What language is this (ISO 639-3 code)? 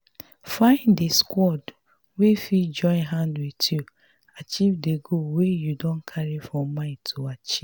pcm